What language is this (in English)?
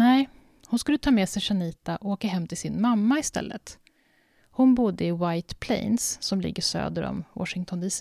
Swedish